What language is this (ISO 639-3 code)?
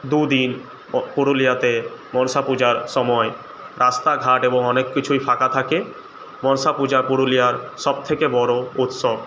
ben